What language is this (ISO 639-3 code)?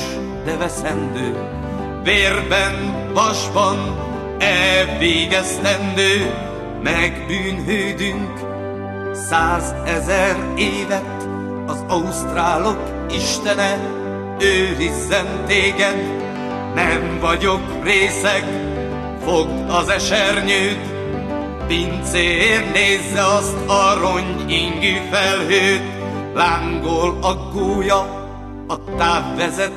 hun